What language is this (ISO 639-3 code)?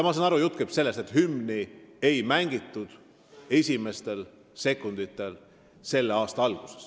est